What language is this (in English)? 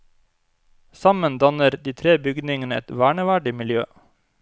Norwegian